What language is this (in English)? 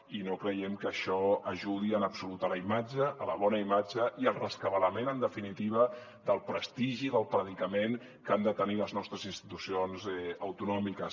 Catalan